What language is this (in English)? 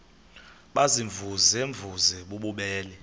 Xhosa